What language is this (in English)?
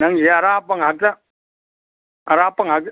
Manipuri